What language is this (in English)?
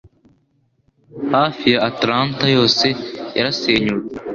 Kinyarwanda